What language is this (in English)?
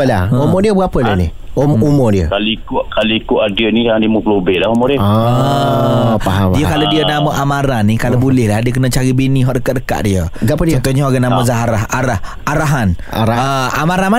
Malay